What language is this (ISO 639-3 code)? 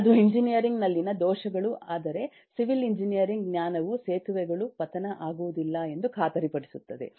kan